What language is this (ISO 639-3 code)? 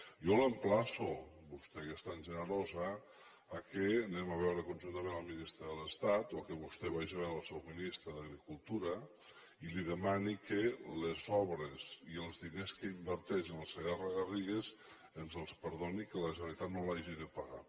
cat